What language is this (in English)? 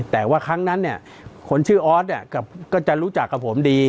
Thai